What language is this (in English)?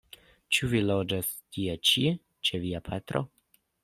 Esperanto